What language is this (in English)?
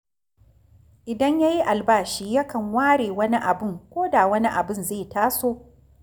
Hausa